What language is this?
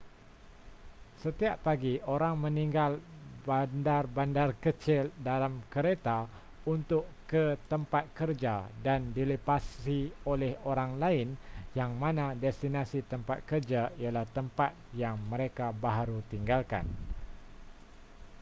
Malay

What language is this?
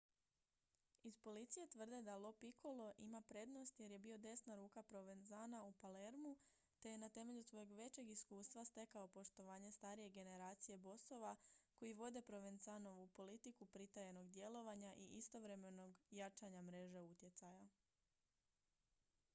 Croatian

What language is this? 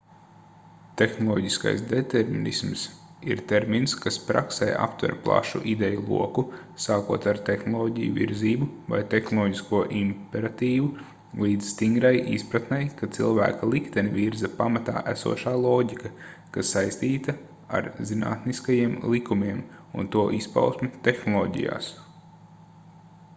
Latvian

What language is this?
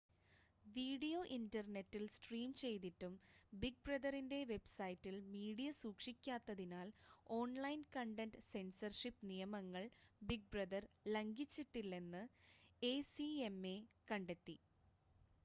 Malayalam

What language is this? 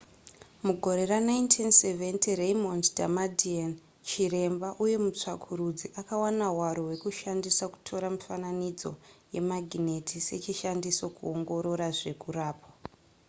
Shona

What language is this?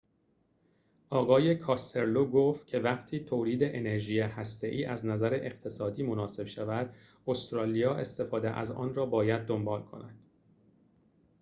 Persian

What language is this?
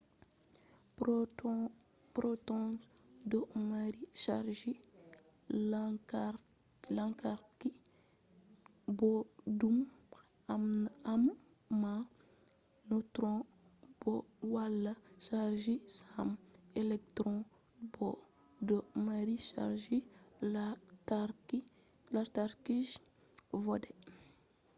Fula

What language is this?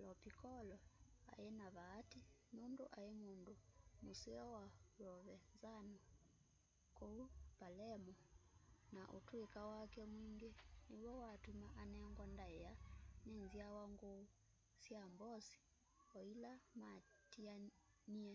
Kamba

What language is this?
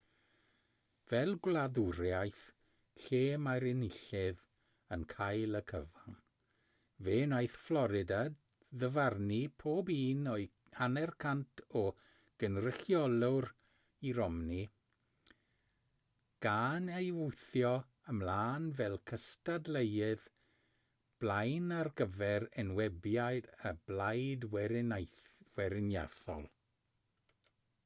Welsh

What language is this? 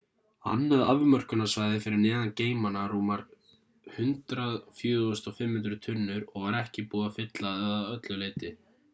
Icelandic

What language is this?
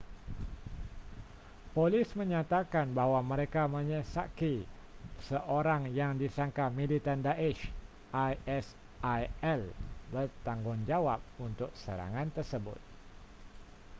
Malay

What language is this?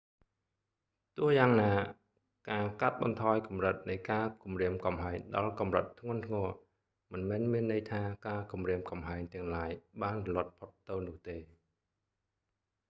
Khmer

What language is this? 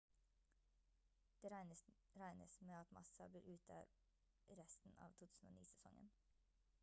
Norwegian Bokmål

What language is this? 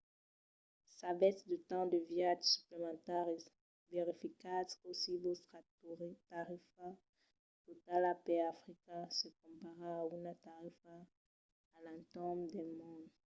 Occitan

